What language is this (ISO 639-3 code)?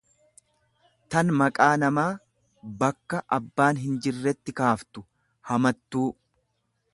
orm